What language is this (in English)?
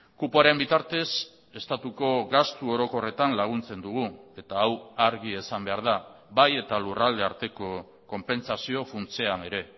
Basque